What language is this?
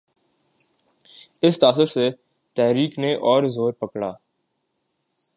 Urdu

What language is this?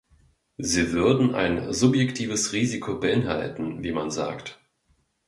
German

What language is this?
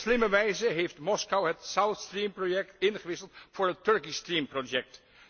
Dutch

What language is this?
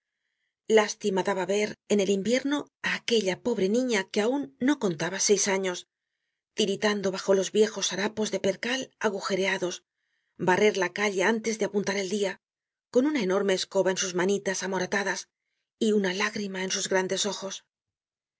Spanish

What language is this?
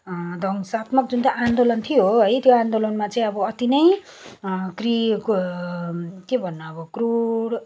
Nepali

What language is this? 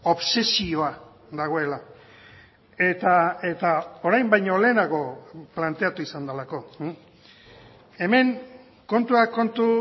Basque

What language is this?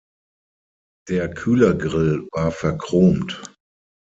German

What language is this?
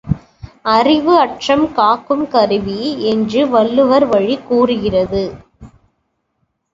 Tamil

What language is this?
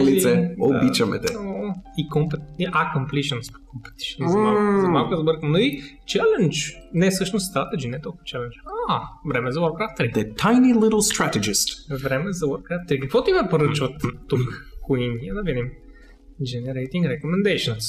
Bulgarian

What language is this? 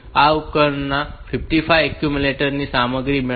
Gujarati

